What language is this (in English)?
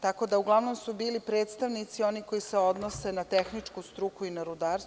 Serbian